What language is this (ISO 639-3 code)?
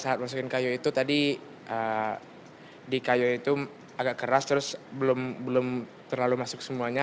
ind